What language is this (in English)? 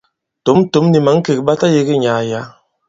Bankon